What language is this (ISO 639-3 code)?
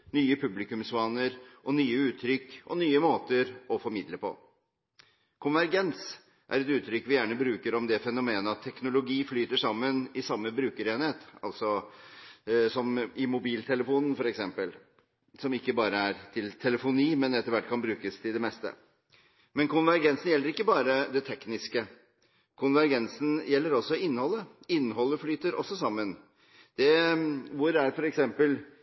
nob